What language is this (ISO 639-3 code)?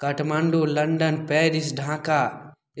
mai